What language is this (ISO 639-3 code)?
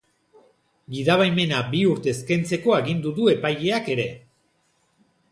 eus